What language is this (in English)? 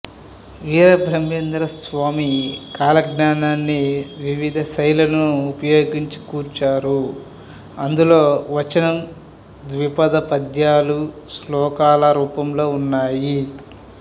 Telugu